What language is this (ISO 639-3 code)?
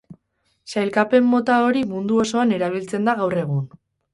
eus